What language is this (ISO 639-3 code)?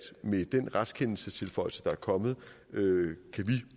dan